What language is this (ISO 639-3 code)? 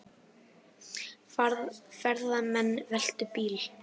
isl